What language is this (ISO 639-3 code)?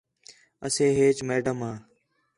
xhe